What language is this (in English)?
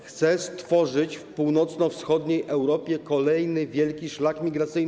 Polish